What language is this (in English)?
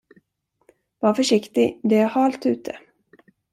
Swedish